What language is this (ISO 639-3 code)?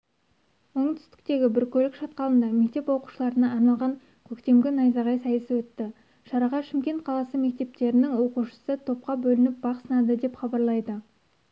kaz